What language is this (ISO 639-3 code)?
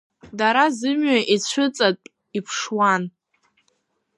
abk